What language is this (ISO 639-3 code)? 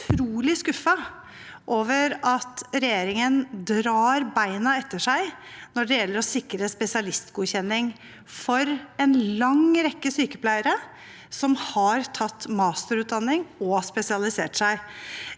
nor